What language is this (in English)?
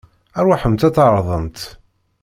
Kabyle